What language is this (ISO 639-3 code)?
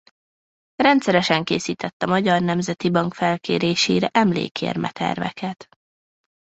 hun